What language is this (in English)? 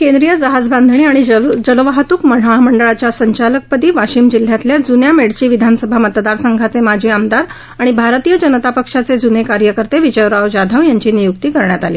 Marathi